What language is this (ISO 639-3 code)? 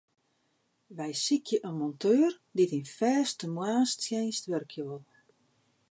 fry